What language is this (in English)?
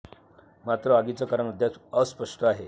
Marathi